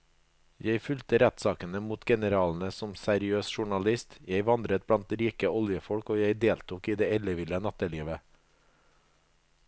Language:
Norwegian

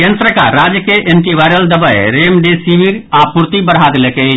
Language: Maithili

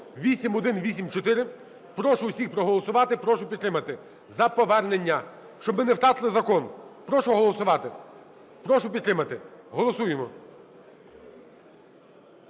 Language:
Ukrainian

